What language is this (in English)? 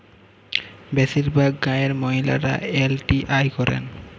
Bangla